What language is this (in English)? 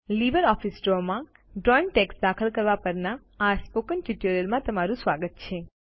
Gujarati